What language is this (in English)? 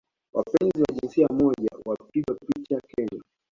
Swahili